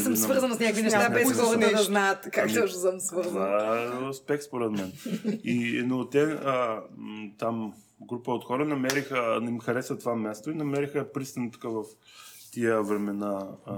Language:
Bulgarian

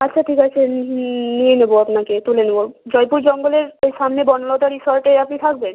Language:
Bangla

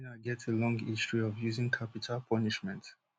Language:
Nigerian Pidgin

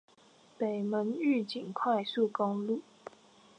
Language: Chinese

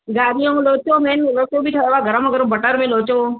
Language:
Sindhi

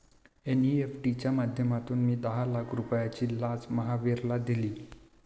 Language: Marathi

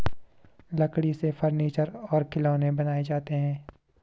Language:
Hindi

